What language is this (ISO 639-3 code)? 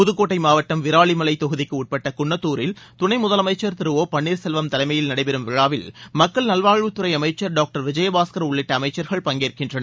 tam